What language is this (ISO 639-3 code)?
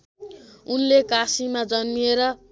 nep